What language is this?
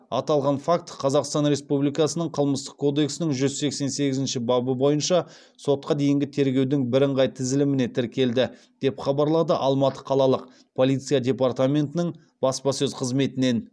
Kazakh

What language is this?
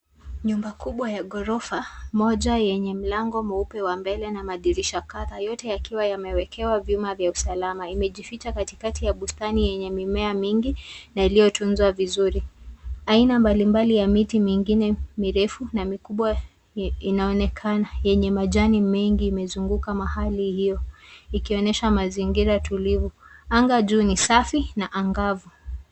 Swahili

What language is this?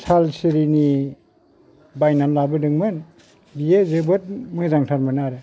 Bodo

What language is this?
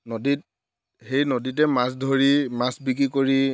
Assamese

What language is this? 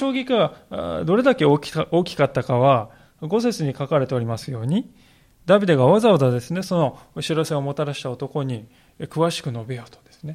Japanese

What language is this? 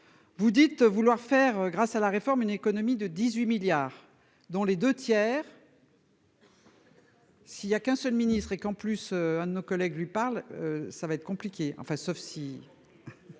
French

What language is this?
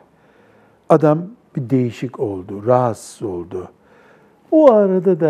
Turkish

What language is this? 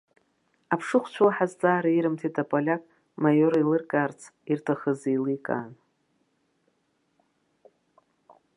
Abkhazian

